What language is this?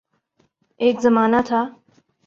Urdu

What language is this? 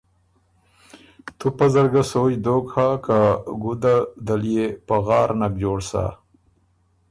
Ormuri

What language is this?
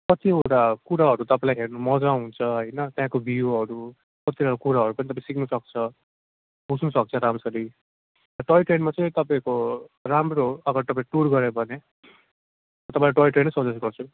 Nepali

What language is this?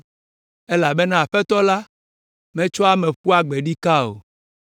Ewe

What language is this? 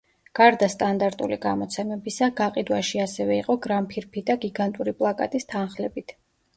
Georgian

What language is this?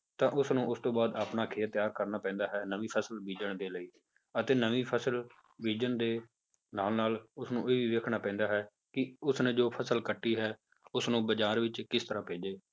Punjabi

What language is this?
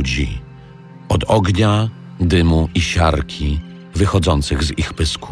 Polish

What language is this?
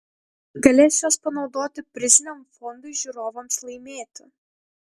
Lithuanian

